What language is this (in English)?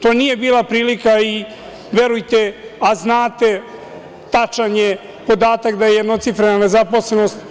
Serbian